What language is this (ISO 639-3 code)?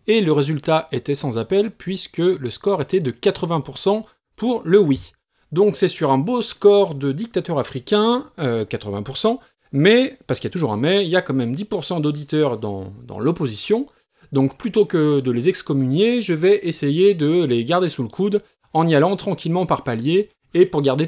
fra